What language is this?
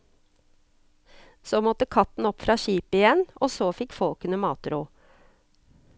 Norwegian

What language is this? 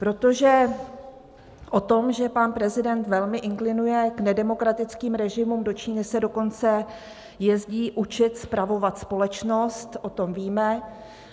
Czech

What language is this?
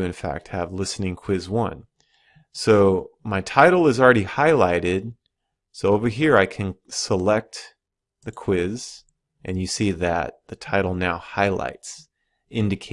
English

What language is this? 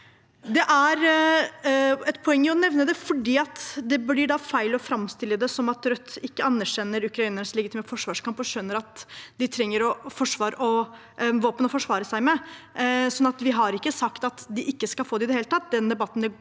Norwegian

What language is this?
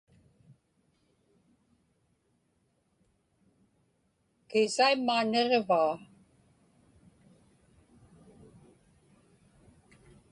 Inupiaq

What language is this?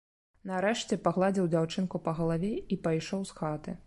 Belarusian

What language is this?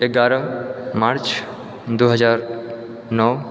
Maithili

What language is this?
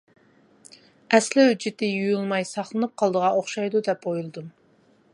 Uyghur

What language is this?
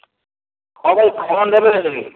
Odia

